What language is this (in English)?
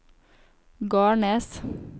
Norwegian